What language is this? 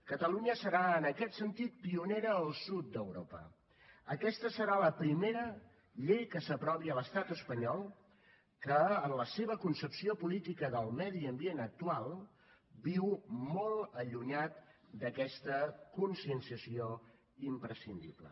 Catalan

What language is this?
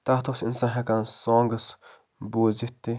Kashmiri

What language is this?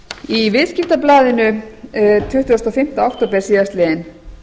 Icelandic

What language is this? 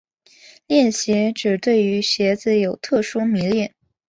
Chinese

